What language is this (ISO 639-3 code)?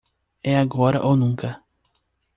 por